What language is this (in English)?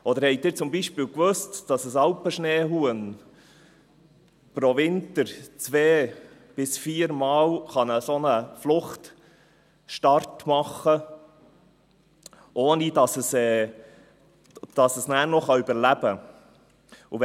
Swiss German